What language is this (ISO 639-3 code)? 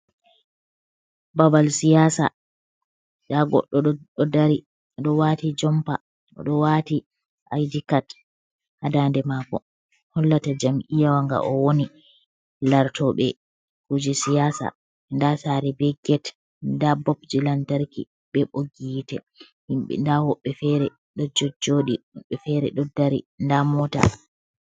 ful